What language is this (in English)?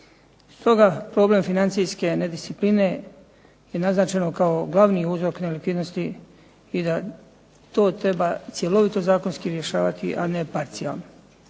Croatian